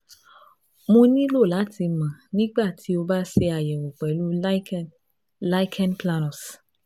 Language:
Yoruba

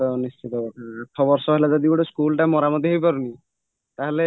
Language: Odia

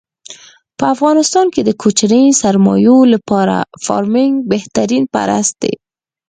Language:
Pashto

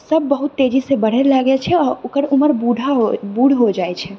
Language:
Maithili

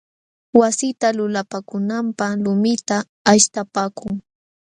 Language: Jauja Wanca Quechua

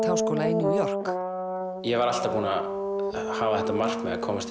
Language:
Icelandic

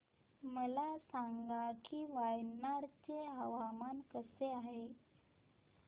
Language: Marathi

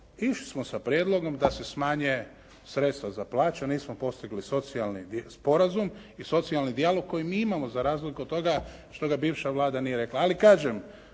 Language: Croatian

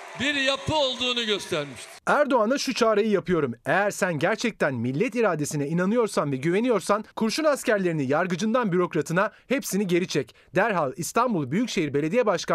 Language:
Turkish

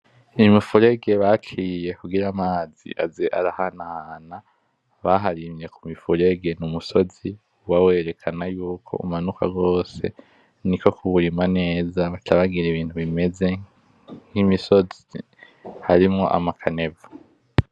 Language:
Rundi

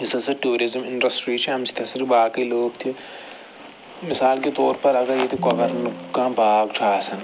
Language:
Kashmiri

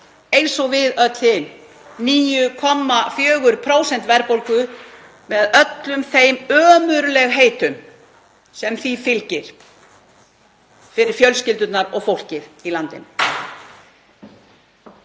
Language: Icelandic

